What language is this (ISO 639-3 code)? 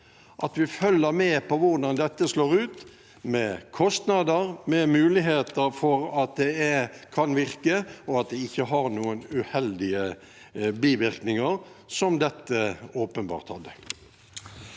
nor